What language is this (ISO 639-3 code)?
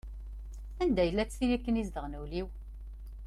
kab